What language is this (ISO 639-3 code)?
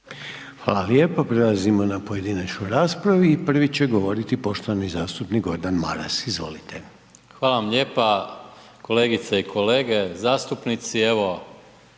hrv